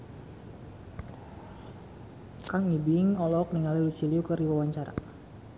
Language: Sundanese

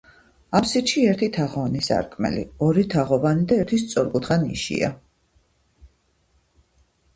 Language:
Georgian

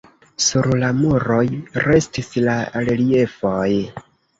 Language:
Esperanto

